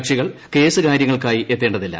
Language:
Malayalam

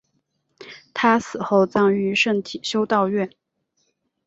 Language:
Chinese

